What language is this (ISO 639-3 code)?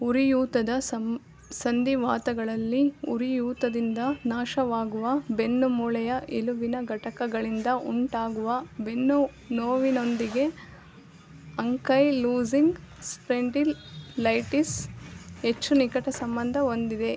kan